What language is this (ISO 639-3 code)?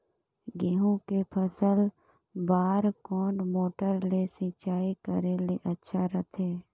hne